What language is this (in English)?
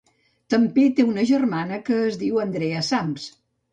Catalan